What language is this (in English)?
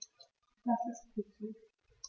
German